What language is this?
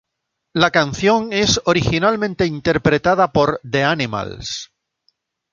Spanish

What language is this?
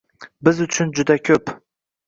Uzbek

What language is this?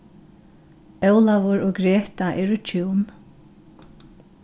Faroese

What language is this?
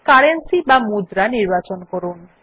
Bangla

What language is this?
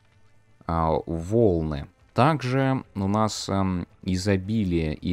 Russian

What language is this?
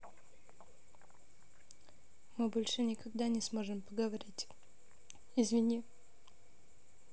Russian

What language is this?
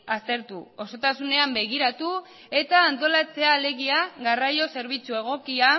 Basque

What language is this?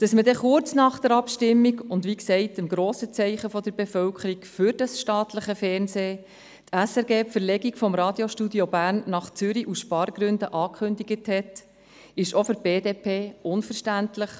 Swiss German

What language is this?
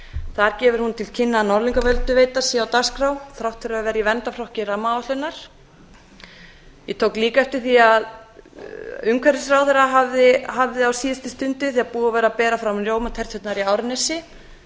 Icelandic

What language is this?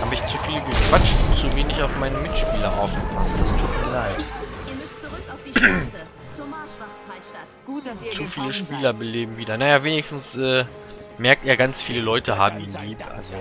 German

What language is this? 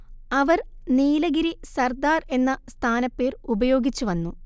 Malayalam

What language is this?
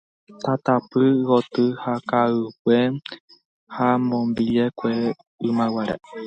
Guarani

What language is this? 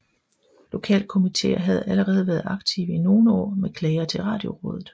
Danish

